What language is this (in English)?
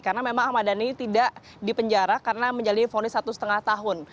Indonesian